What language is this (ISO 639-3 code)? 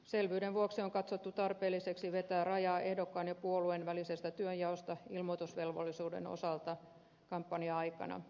fin